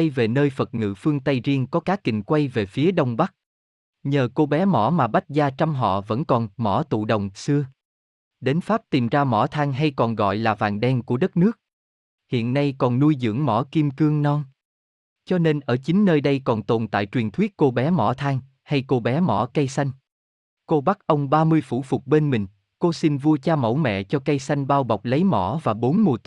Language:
Vietnamese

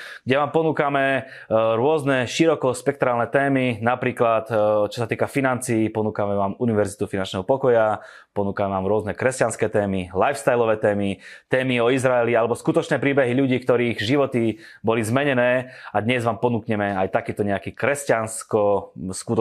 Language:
Slovak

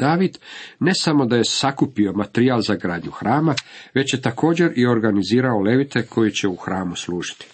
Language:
Croatian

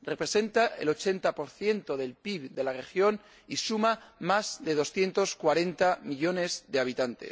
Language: Spanish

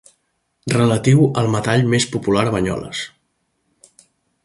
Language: Catalan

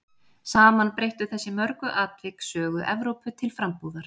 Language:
Icelandic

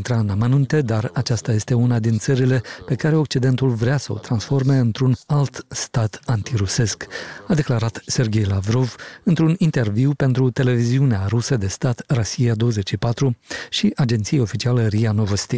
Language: Romanian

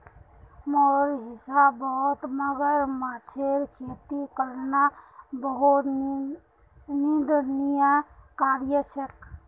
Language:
Magahi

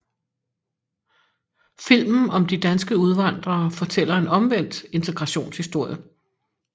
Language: Danish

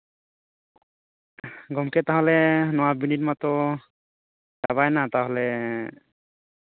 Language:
Santali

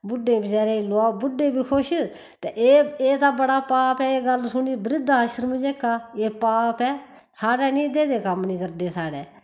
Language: Dogri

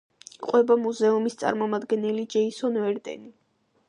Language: Georgian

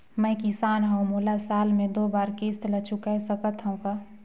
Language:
Chhattisgarhi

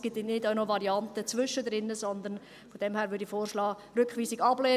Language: Swiss German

